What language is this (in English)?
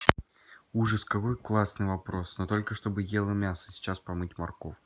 Russian